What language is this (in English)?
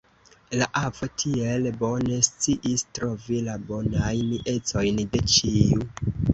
Esperanto